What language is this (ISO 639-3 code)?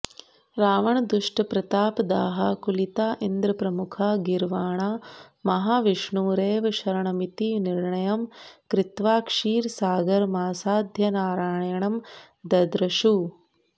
san